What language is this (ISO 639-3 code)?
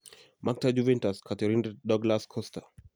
kln